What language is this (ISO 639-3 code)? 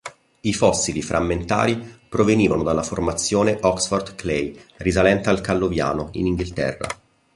ita